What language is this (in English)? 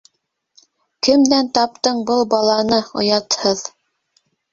Bashkir